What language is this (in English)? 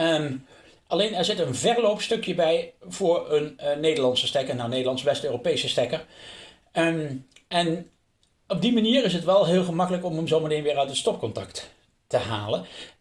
Dutch